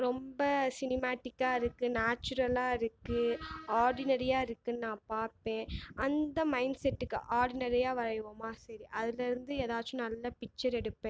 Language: Tamil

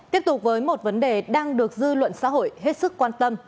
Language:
Vietnamese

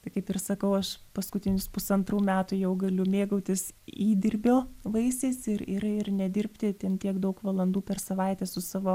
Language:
Lithuanian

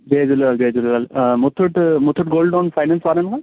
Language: Sindhi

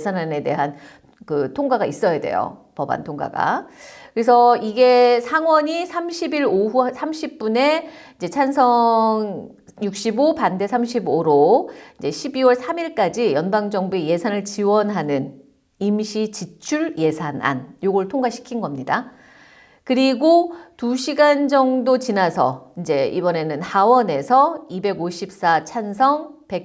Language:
Korean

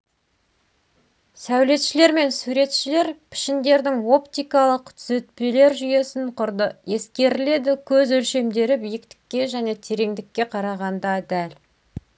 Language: Kazakh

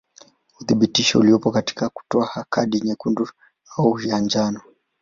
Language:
Swahili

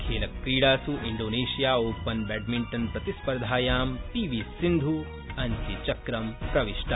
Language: Sanskrit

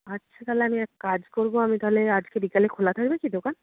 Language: Bangla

